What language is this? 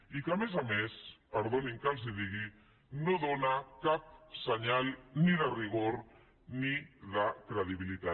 Catalan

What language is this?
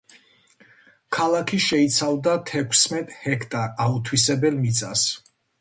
Georgian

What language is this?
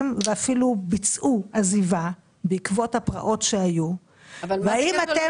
Hebrew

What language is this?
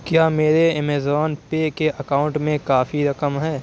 Urdu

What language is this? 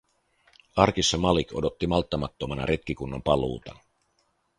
Finnish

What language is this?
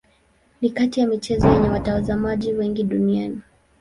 Swahili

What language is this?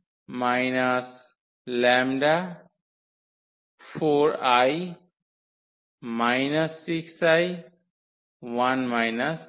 Bangla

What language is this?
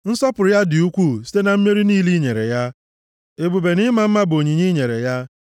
Igbo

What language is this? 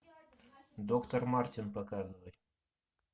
Russian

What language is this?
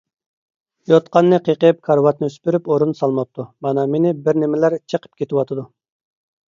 Uyghur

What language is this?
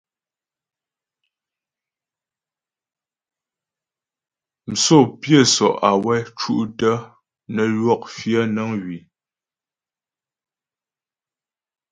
Ghomala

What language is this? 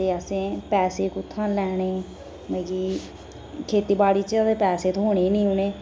Dogri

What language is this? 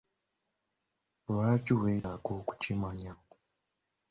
Ganda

